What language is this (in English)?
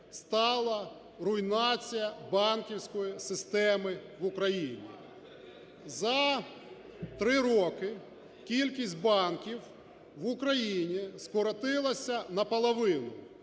Ukrainian